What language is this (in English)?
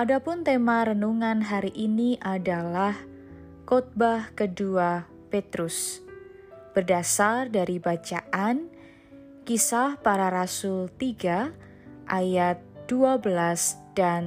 Indonesian